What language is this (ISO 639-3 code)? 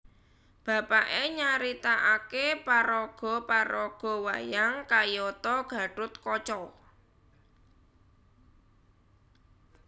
jav